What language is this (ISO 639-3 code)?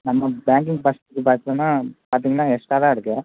tam